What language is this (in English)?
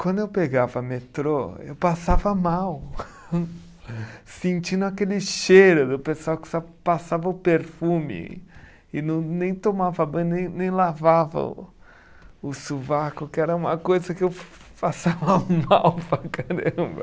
Portuguese